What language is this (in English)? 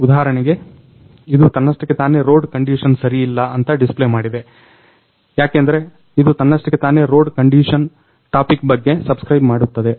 Kannada